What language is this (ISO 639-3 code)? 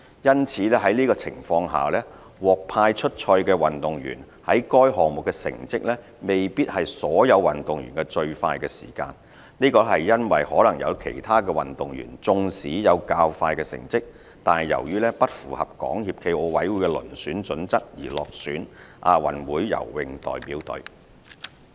yue